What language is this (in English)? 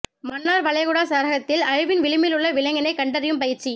Tamil